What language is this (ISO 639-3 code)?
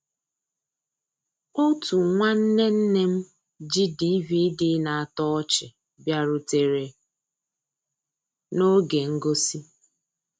ibo